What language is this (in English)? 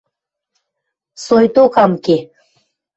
Western Mari